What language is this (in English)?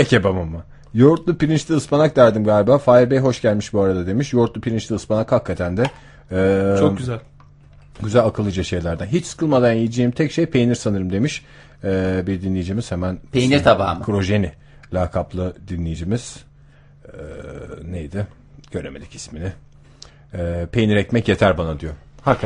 Turkish